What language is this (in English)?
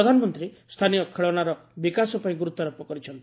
Odia